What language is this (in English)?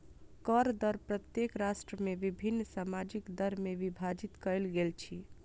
Maithili